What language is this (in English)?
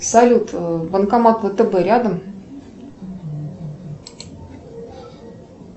Russian